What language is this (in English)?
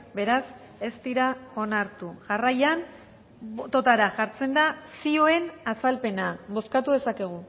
Basque